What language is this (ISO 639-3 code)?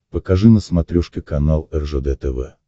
rus